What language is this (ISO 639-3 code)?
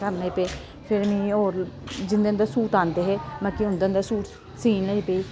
doi